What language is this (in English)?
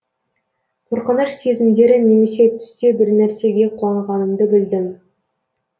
Kazakh